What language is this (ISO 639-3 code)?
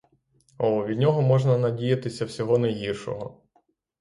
ukr